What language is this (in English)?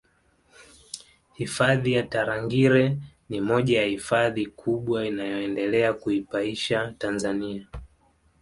Swahili